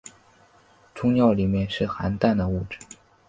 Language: Chinese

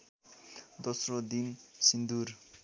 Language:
Nepali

